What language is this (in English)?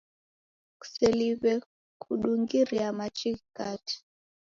Taita